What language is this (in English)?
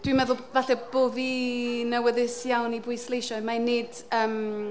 Welsh